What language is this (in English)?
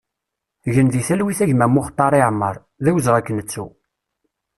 Kabyle